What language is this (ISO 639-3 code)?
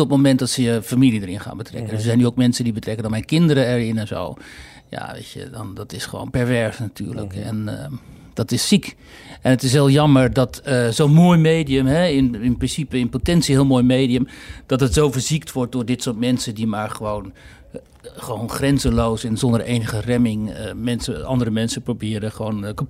nld